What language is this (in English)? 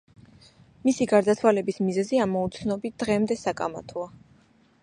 Georgian